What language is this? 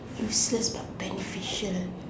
English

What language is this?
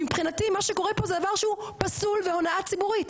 Hebrew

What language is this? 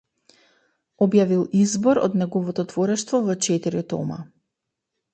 Macedonian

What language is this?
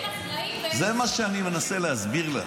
Hebrew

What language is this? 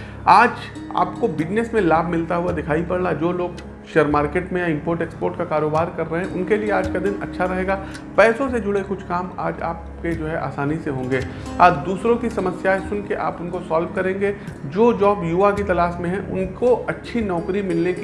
Hindi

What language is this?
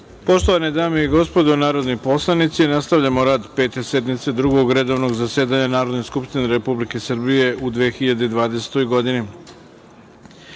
Serbian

